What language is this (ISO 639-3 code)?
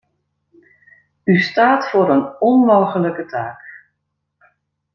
nld